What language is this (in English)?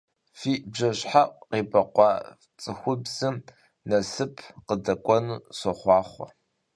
Kabardian